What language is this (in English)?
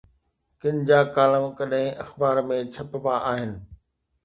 Sindhi